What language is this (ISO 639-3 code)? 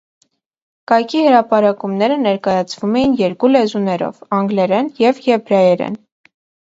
hye